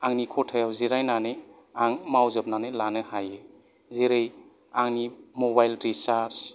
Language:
Bodo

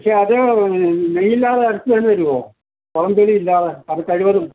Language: Malayalam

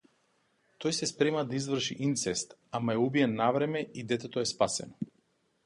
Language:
Macedonian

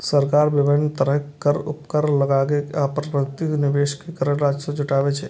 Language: Maithili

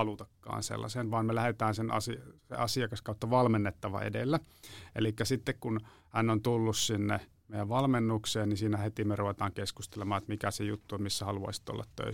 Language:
Finnish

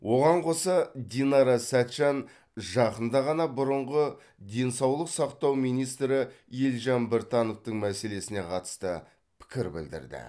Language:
Kazakh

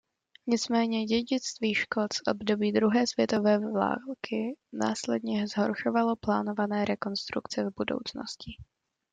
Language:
Czech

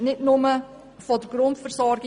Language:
Swiss German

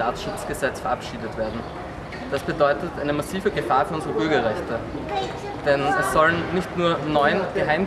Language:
German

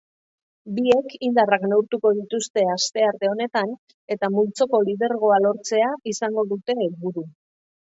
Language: Basque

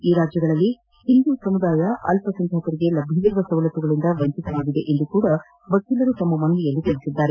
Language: Kannada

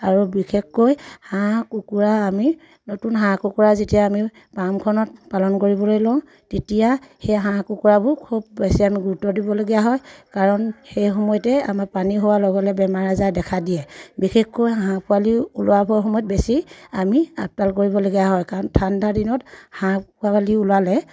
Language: Assamese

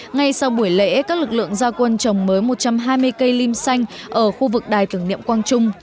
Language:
Vietnamese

